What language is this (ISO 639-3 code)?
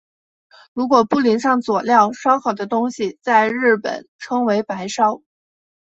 zho